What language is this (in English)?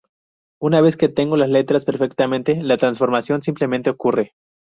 Spanish